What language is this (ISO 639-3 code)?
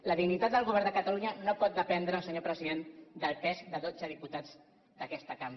cat